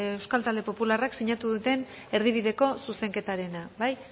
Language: Basque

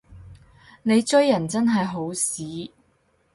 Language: Cantonese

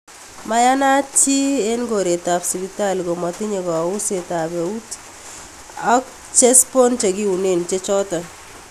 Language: Kalenjin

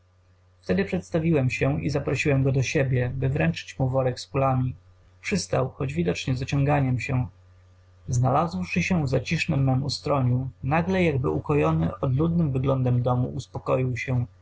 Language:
Polish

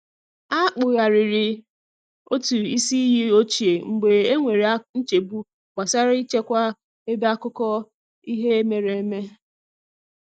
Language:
Igbo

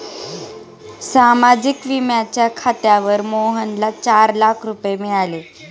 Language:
Marathi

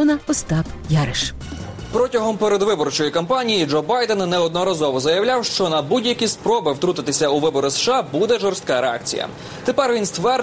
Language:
Ukrainian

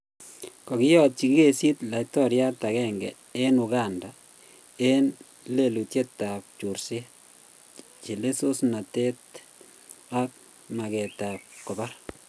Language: Kalenjin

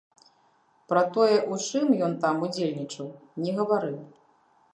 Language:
Belarusian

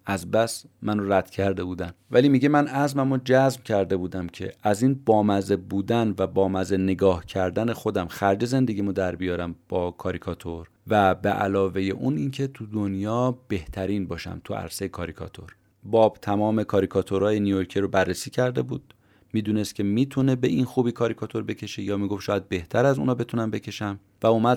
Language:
Persian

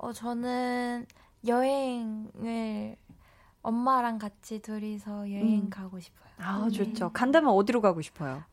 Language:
Korean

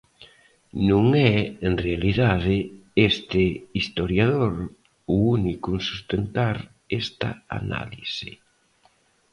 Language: Galician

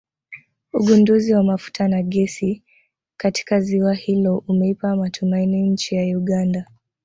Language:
Swahili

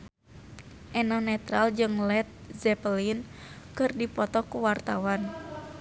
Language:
Sundanese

